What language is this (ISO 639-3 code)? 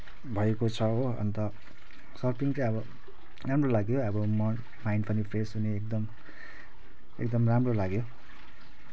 nep